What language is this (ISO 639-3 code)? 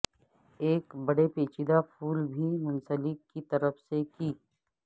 urd